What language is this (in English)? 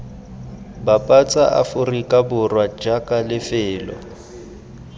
Tswana